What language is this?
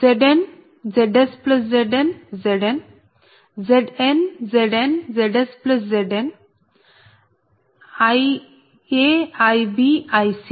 Telugu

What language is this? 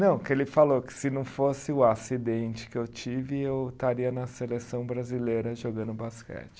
Portuguese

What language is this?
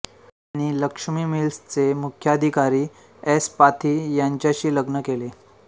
Marathi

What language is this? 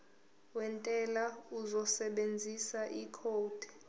Zulu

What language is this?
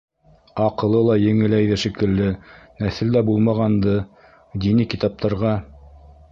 Bashkir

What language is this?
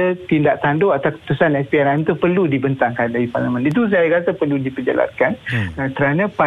Malay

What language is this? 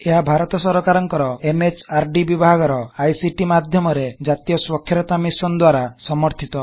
Odia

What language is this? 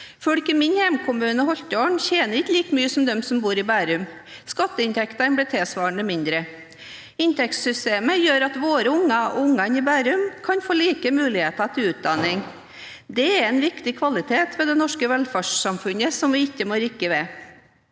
Norwegian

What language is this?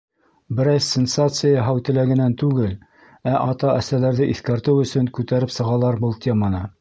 Bashkir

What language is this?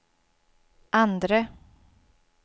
Swedish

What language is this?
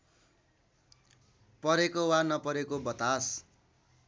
Nepali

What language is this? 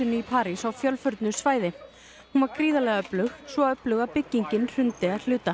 Icelandic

